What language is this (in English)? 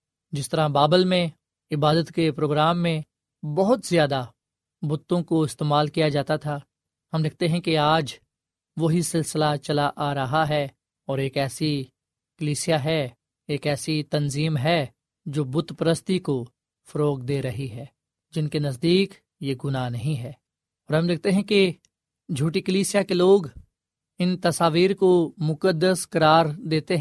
Urdu